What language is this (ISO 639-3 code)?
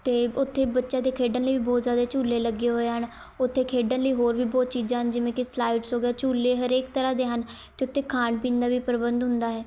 pan